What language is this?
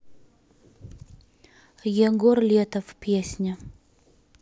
Russian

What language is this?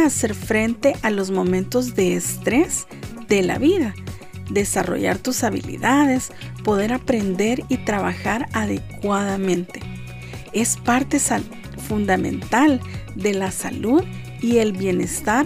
Spanish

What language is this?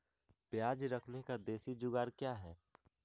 Magahi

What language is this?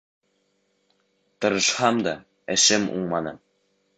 Bashkir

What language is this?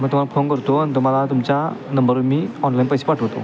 Marathi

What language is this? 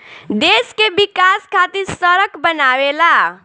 Bhojpuri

